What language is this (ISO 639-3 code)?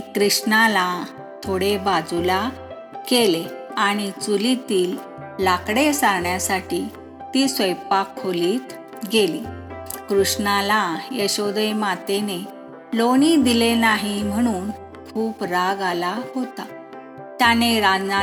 mar